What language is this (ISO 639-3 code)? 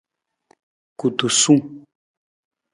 nmz